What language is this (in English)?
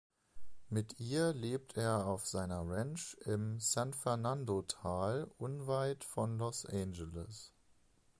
German